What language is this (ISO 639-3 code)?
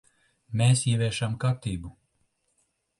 lav